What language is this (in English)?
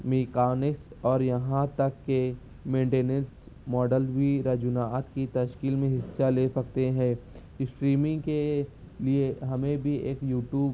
Urdu